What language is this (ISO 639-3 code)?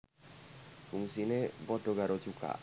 jav